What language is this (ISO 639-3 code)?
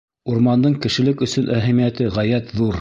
bak